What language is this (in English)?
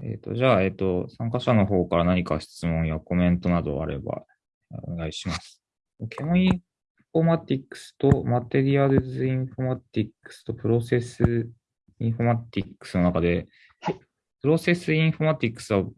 Japanese